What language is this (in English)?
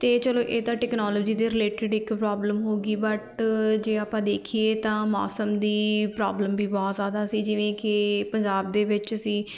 Punjabi